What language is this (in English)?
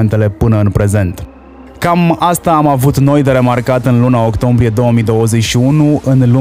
Romanian